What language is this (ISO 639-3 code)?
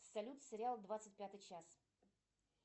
rus